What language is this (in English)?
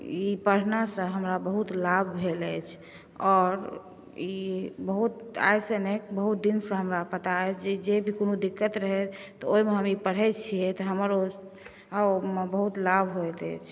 Maithili